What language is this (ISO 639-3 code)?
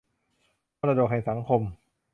tha